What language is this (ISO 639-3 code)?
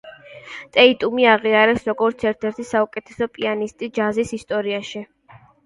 kat